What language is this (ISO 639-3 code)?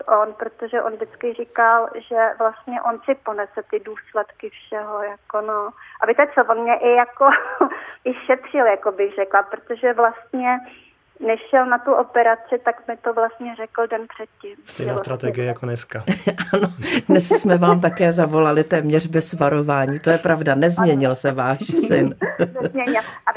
ces